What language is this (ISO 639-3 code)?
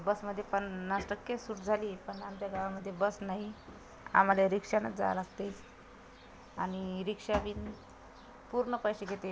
mar